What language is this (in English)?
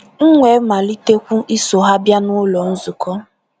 Igbo